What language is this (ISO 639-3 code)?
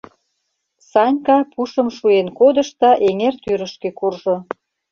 chm